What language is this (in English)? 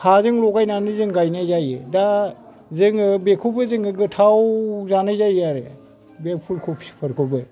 Bodo